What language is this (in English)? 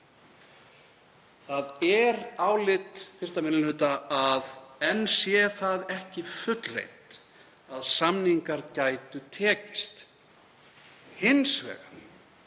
Icelandic